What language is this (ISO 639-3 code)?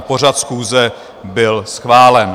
ces